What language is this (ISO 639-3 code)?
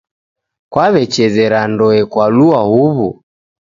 dav